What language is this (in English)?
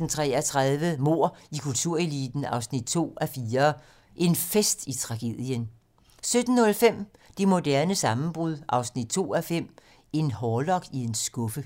Danish